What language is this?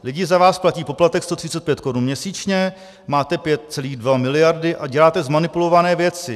Czech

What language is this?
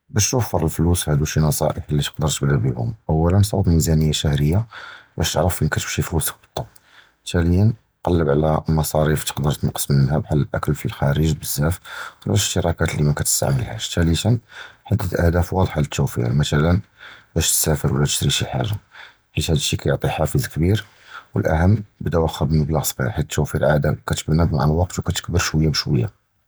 Judeo-Arabic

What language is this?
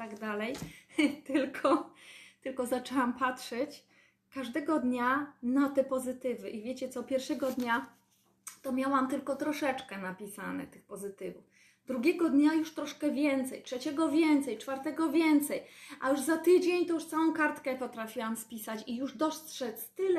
Polish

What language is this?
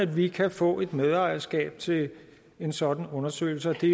Danish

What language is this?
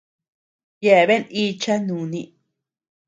Tepeuxila Cuicatec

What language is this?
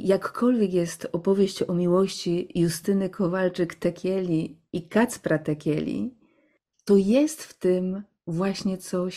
Polish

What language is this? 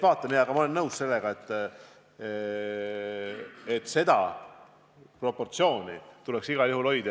Estonian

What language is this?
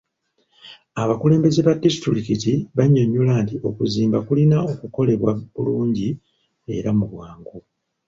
Ganda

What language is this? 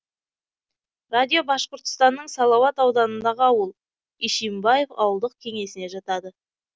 Kazakh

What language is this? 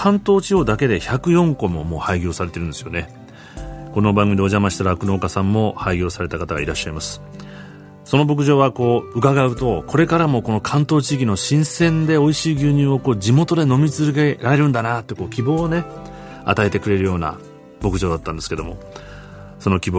Japanese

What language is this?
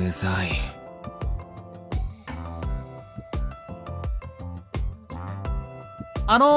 Japanese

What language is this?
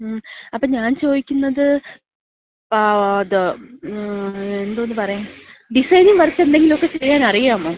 Malayalam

